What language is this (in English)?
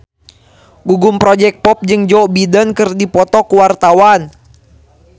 Sundanese